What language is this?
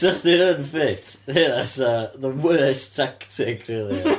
Welsh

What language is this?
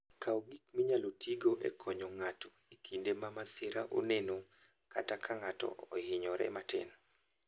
Luo (Kenya and Tanzania)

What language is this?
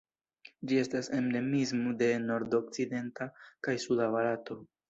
Esperanto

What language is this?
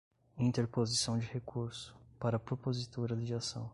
Portuguese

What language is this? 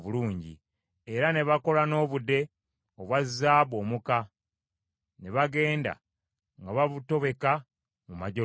Ganda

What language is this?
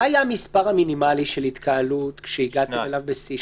Hebrew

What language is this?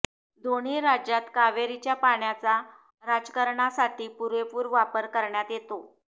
Marathi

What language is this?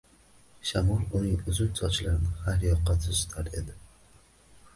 Uzbek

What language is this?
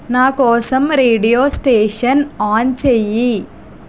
Telugu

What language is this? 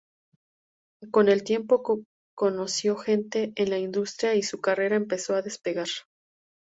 Spanish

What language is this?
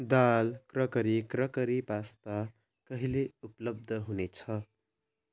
Nepali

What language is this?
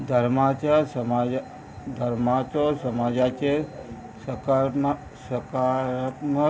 Konkani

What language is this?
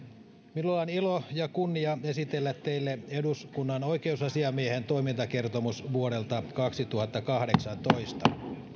Finnish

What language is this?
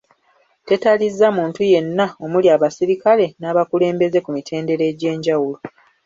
Ganda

